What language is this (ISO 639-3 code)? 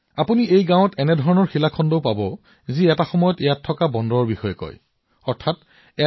asm